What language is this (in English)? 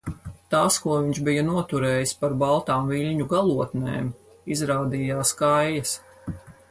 Latvian